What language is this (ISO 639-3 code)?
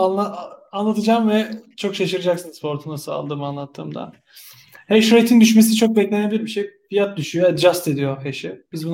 tur